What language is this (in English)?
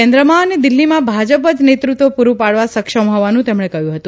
Gujarati